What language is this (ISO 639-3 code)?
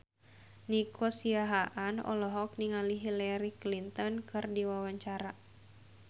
sun